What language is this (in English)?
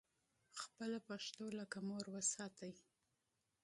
Pashto